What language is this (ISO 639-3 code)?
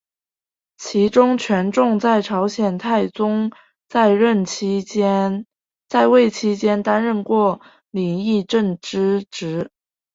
zho